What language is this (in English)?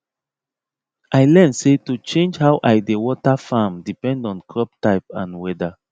Nigerian Pidgin